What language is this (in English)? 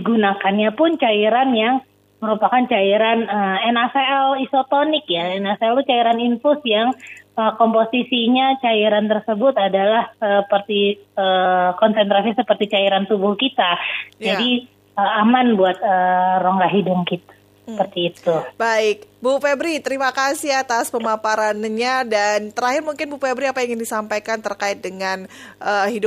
Indonesian